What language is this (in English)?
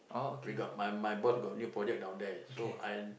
English